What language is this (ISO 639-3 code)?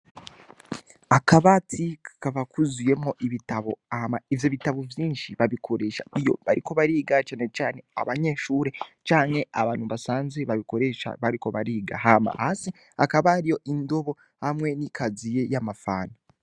run